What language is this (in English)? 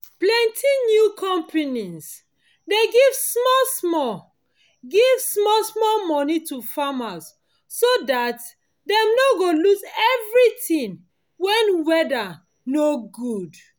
Nigerian Pidgin